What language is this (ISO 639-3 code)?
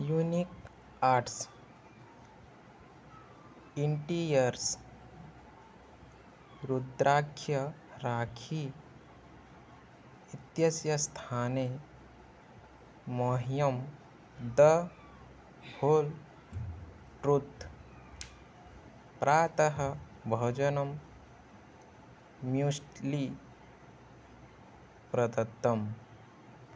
san